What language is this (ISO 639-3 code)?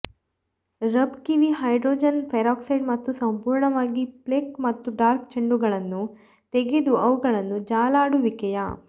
kan